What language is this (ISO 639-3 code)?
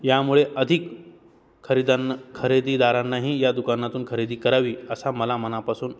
mar